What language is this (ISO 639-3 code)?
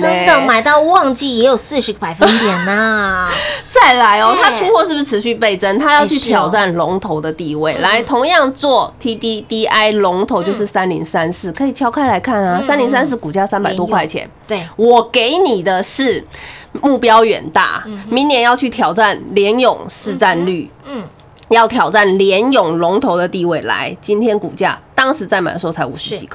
zho